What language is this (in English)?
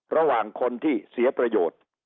Thai